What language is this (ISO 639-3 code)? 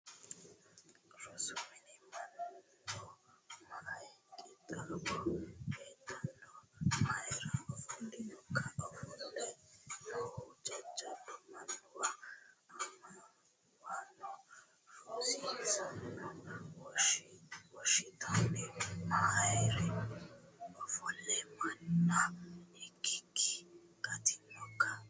sid